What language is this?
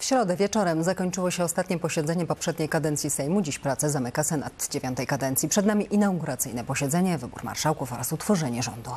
Polish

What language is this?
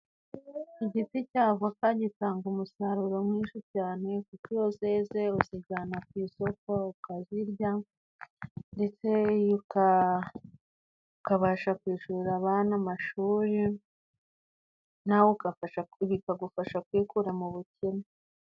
Kinyarwanda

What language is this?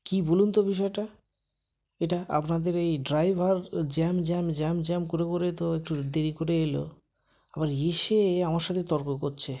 Bangla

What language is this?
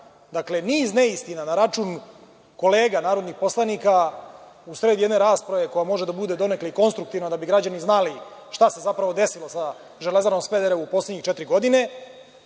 Serbian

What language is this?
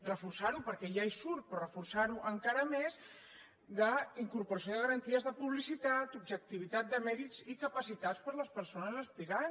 Catalan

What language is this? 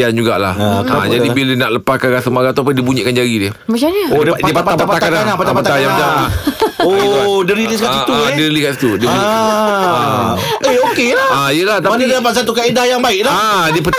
Malay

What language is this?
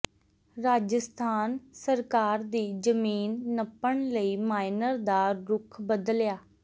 Punjabi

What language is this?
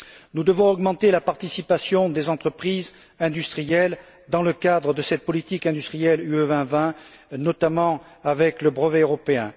French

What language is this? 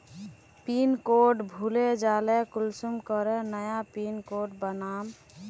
Magahi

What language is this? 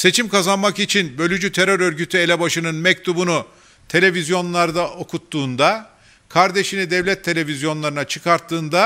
Turkish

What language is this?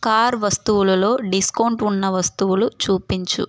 Telugu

